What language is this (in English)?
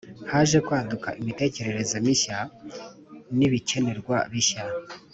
Kinyarwanda